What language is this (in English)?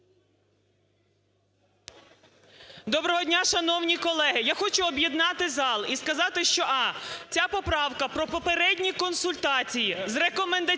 Ukrainian